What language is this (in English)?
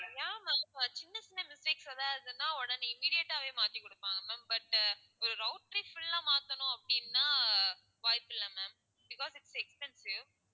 Tamil